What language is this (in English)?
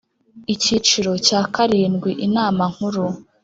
Kinyarwanda